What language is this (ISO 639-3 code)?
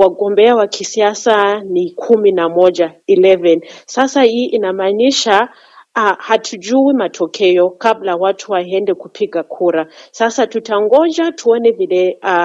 swa